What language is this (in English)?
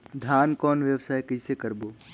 Chhattisgarhi